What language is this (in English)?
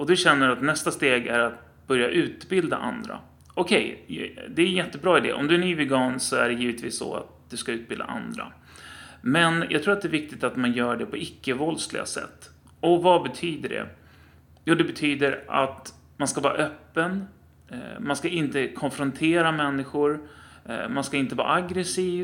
Swedish